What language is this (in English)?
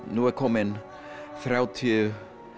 Icelandic